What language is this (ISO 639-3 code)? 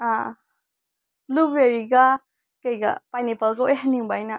mni